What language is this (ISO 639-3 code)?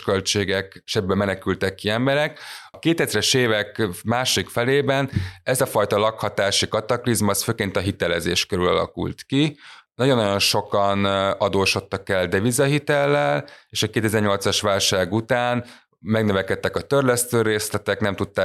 hun